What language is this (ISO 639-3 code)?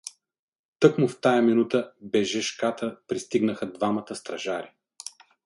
bul